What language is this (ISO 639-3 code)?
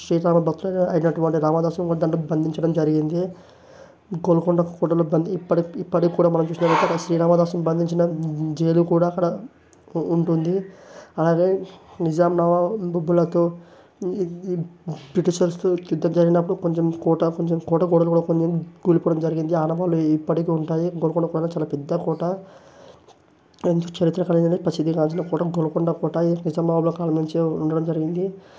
tel